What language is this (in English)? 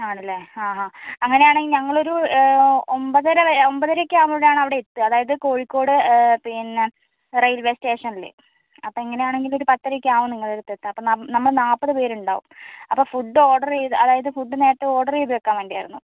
Malayalam